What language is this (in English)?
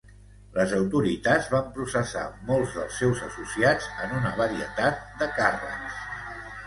Catalan